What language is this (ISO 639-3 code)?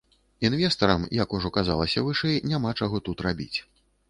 bel